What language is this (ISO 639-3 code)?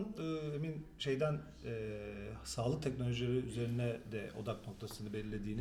tur